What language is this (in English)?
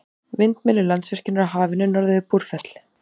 Icelandic